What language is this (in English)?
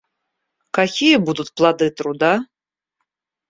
Russian